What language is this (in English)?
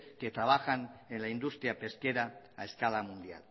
Spanish